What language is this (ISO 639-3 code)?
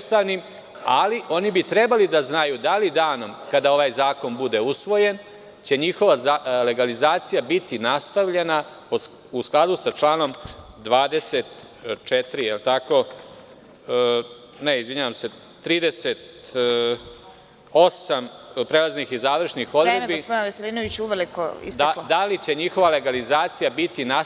srp